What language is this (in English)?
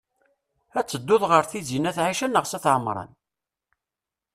Kabyle